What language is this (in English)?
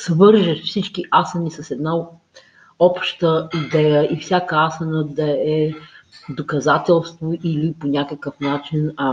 Bulgarian